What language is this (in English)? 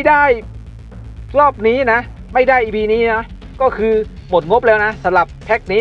Thai